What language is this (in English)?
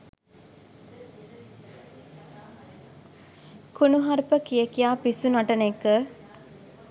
Sinhala